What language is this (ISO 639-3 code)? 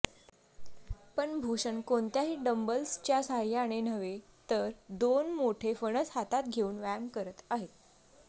mar